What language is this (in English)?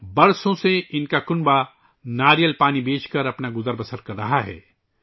Urdu